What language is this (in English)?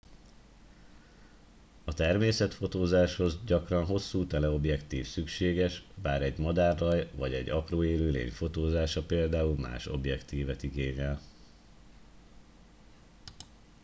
Hungarian